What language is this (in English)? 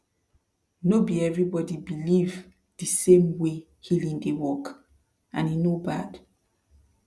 Nigerian Pidgin